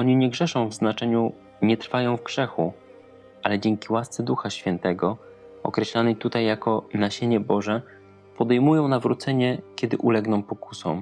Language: Polish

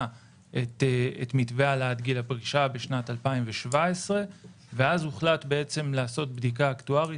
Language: Hebrew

